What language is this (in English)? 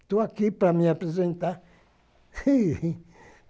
Portuguese